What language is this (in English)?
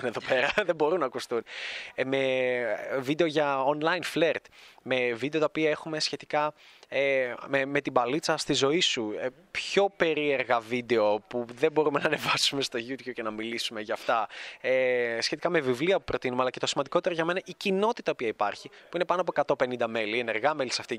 Greek